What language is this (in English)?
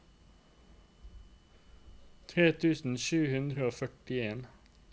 Norwegian